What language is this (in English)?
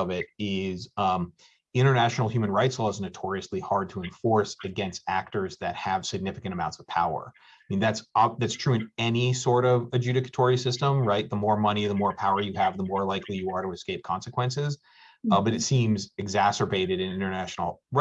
English